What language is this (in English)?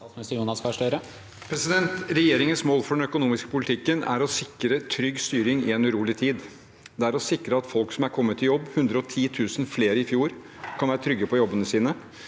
Norwegian